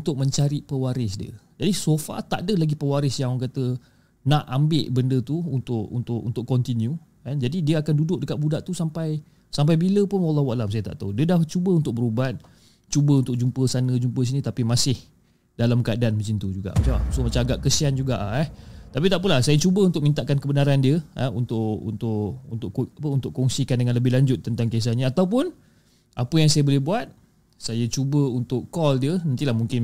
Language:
Malay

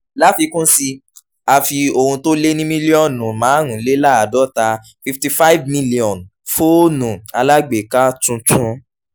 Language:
Yoruba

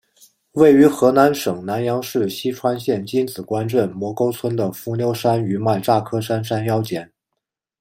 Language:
Chinese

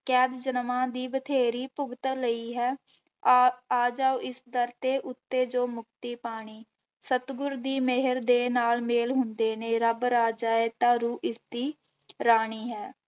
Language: Punjabi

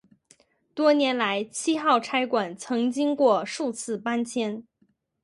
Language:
Chinese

